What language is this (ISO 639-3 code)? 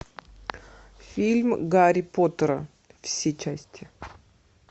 rus